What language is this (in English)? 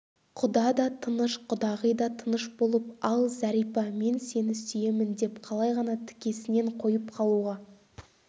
Kazakh